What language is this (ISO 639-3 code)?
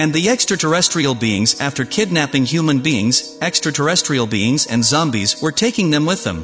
eng